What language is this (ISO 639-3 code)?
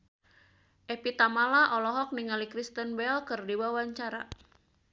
sun